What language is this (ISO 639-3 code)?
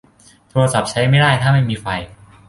tha